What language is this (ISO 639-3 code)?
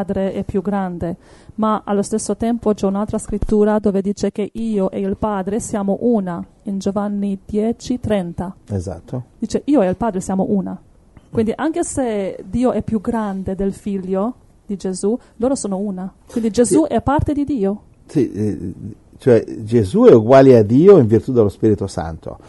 ita